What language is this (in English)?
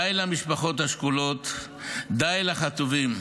Hebrew